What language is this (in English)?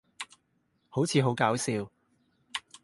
Cantonese